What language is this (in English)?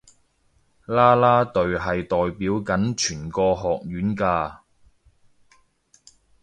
Cantonese